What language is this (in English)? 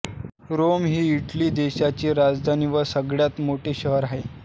Marathi